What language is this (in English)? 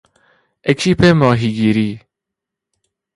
Persian